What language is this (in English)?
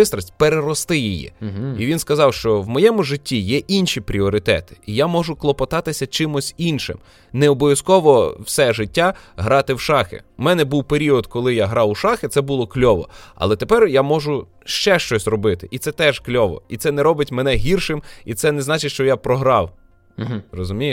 Ukrainian